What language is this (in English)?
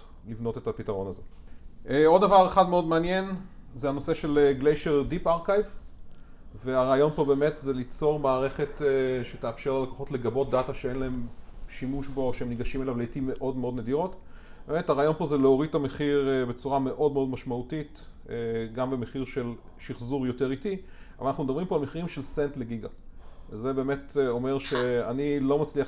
Hebrew